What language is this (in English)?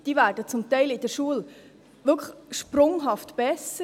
Swiss German